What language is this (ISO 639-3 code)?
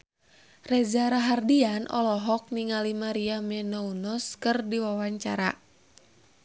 sun